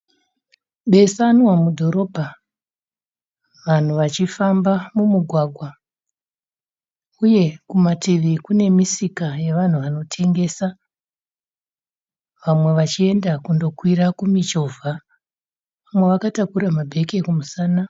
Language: Shona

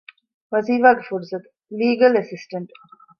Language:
Divehi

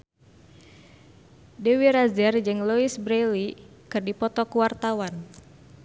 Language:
Sundanese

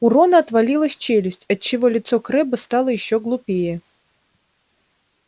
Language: Russian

